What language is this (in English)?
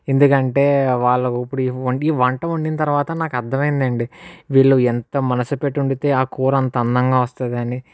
Telugu